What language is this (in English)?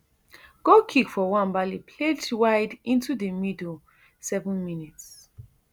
Nigerian Pidgin